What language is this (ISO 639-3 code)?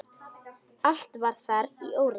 isl